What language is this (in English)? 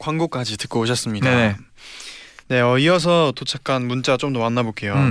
Korean